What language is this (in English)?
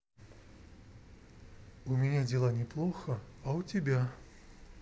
Russian